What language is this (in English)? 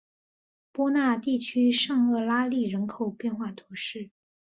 Chinese